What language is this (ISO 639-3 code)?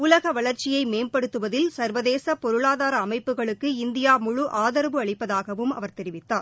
tam